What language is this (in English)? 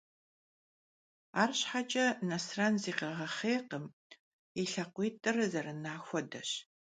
Kabardian